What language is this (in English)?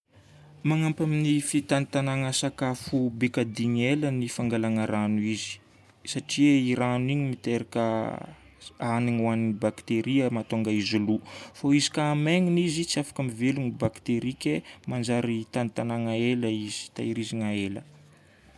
Northern Betsimisaraka Malagasy